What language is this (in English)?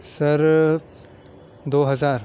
Urdu